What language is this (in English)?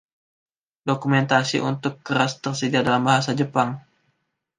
Indonesian